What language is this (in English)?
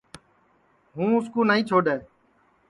Sansi